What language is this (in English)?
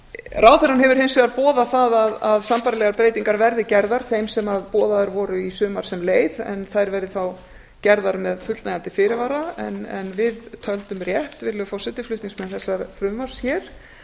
Icelandic